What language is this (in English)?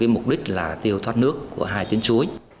Vietnamese